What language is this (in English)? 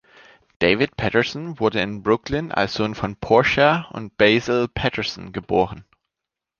German